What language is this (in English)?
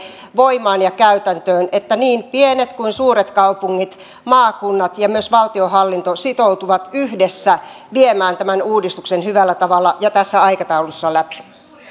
Finnish